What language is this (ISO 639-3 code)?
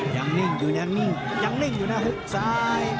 tha